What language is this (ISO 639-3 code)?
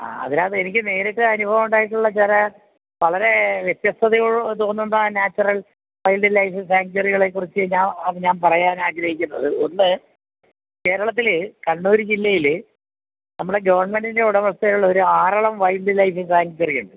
mal